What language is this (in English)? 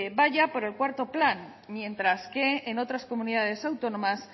Spanish